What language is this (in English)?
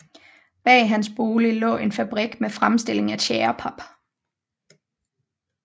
Danish